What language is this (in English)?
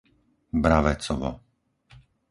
Slovak